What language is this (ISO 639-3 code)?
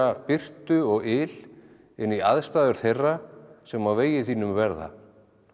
isl